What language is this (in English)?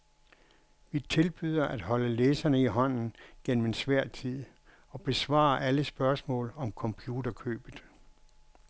Danish